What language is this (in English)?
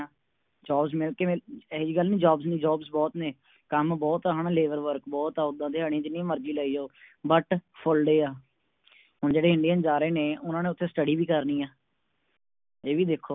Punjabi